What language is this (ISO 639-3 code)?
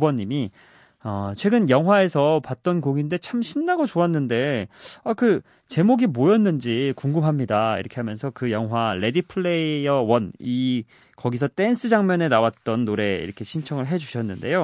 kor